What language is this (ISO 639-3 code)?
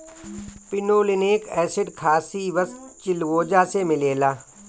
bho